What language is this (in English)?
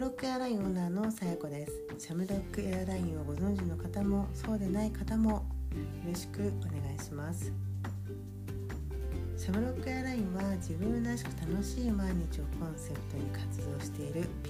Japanese